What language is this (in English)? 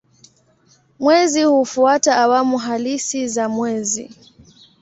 Swahili